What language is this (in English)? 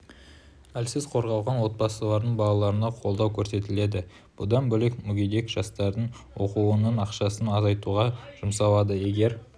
Kazakh